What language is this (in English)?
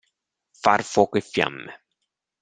Italian